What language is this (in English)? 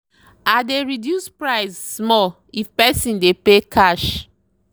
Nigerian Pidgin